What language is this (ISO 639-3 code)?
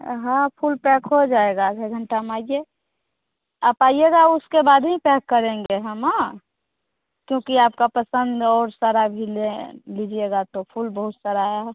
hin